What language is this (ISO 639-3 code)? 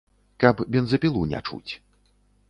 bel